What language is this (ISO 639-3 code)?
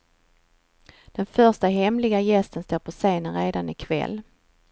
swe